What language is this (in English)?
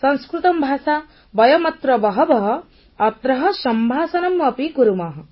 Odia